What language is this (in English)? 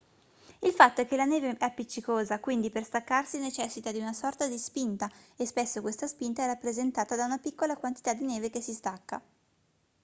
Italian